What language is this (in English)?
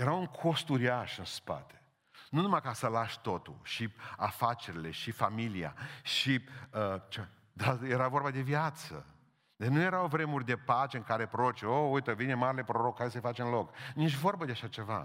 Romanian